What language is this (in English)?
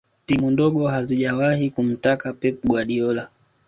Swahili